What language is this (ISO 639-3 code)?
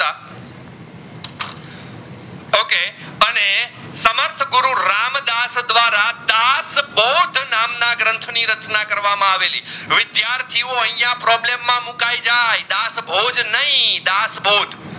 guj